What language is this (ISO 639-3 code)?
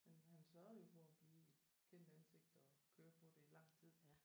dan